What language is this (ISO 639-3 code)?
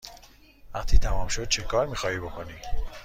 fas